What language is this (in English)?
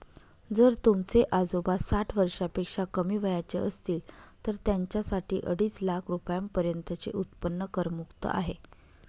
Marathi